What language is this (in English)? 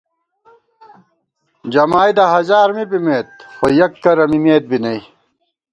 Gawar-Bati